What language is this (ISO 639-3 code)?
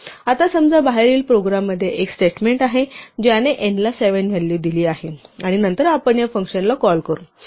mar